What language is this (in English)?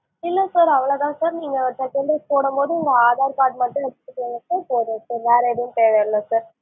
Tamil